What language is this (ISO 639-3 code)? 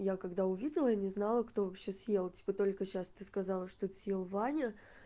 rus